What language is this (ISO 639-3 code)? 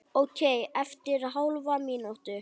isl